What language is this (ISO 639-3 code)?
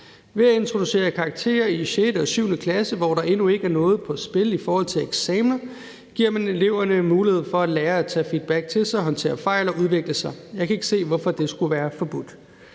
dan